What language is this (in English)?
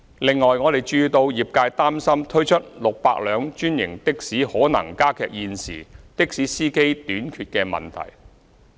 Cantonese